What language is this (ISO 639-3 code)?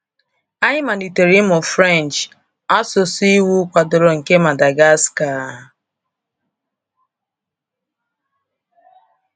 ibo